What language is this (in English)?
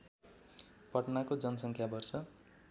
Nepali